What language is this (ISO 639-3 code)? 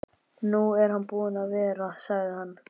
isl